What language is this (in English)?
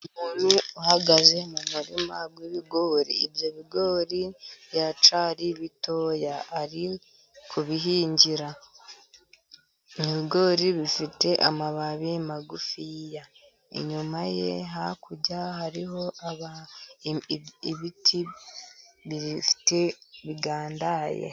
Kinyarwanda